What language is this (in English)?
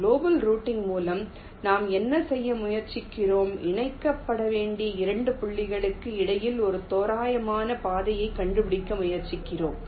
Tamil